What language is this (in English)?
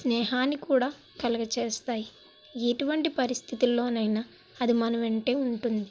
Telugu